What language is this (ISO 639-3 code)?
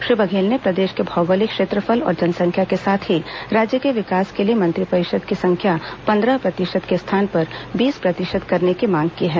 hin